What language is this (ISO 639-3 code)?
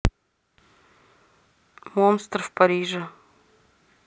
rus